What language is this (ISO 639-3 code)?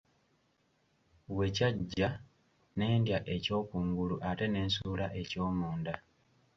lug